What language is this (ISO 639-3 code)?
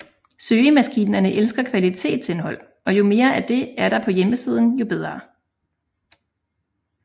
dan